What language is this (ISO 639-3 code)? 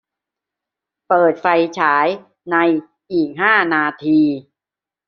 tha